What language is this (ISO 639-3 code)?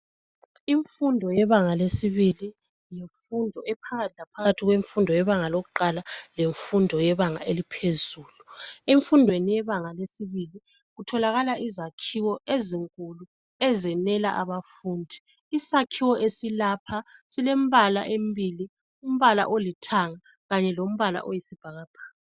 nde